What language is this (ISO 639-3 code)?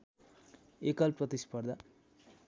nep